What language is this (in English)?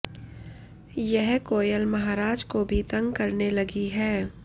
Hindi